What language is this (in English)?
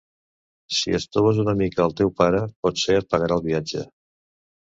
Catalan